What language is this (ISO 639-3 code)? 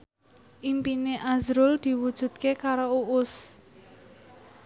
jav